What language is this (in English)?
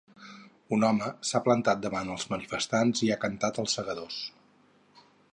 Catalan